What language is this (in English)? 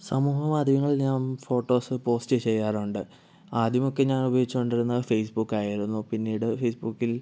Malayalam